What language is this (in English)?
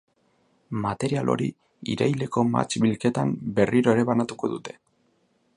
Basque